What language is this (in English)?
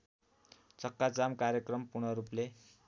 Nepali